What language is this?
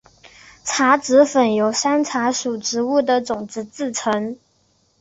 Chinese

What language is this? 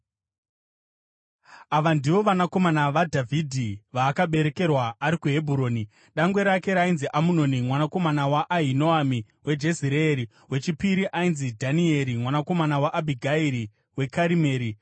Shona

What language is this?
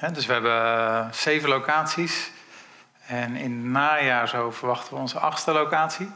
Dutch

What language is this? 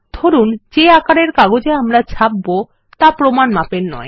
Bangla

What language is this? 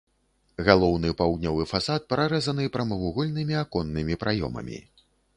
Belarusian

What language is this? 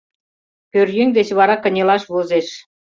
Mari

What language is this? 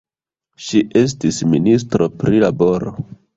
Esperanto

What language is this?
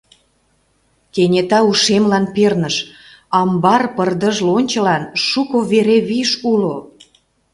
Mari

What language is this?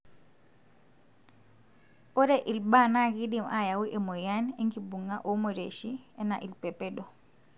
Masai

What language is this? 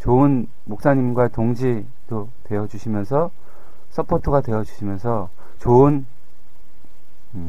Korean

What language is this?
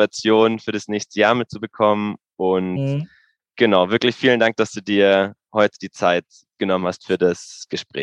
German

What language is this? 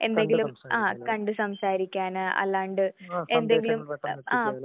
Malayalam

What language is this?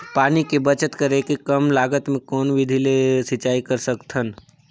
Chhattisgarhi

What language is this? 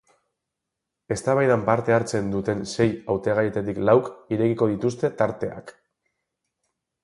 Basque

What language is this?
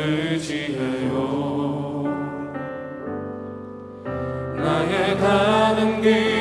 Korean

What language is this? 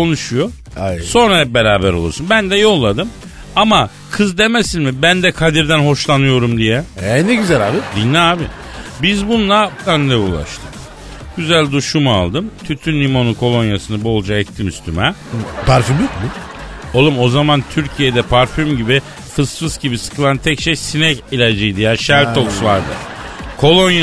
Turkish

